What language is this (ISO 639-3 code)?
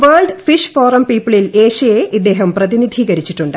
mal